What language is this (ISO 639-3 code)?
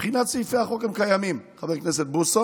heb